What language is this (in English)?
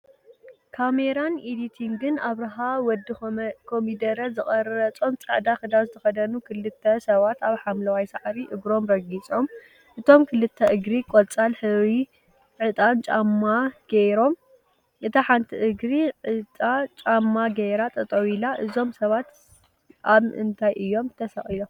Tigrinya